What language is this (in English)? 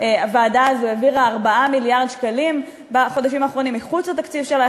Hebrew